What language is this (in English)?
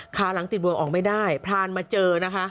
Thai